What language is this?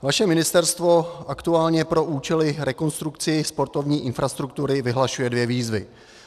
Czech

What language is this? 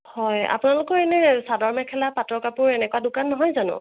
Assamese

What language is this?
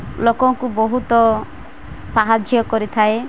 Odia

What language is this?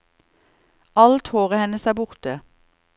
Norwegian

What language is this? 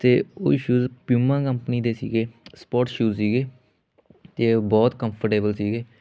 Punjabi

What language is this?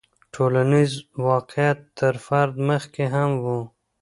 Pashto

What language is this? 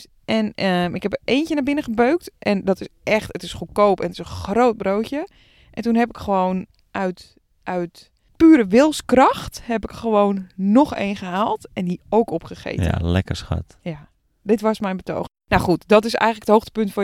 Dutch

